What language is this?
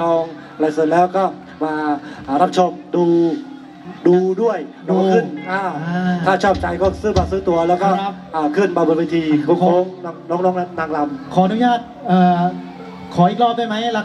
Thai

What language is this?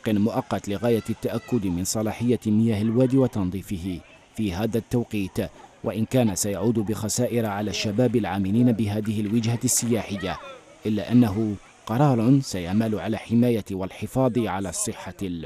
Arabic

